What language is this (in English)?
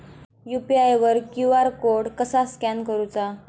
Marathi